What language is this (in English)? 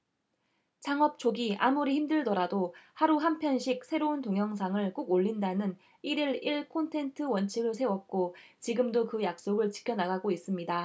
Korean